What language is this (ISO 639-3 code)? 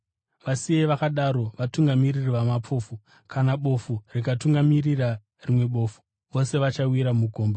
sna